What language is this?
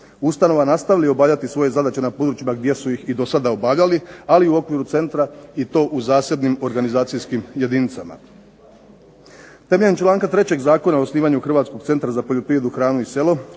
Croatian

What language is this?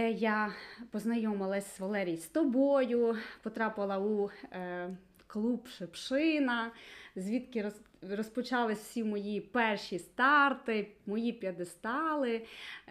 Ukrainian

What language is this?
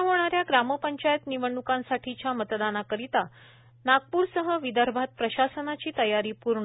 Marathi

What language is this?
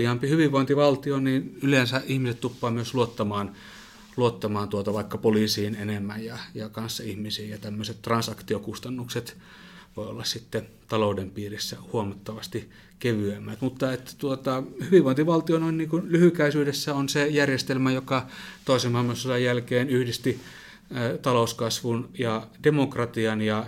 Finnish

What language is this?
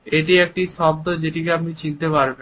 Bangla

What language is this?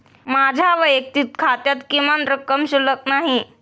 Marathi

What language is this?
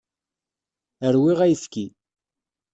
Kabyle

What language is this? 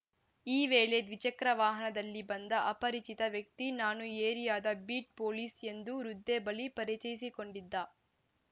Kannada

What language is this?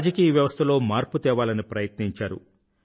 Telugu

